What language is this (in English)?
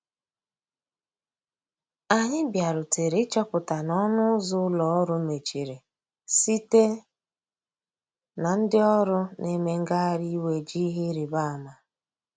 Igbo